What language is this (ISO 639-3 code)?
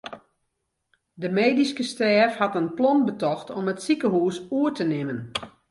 fry